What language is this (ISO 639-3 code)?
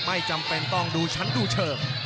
tha